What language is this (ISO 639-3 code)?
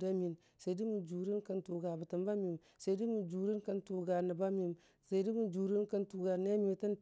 cfa